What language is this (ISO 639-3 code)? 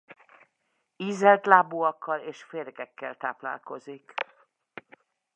hun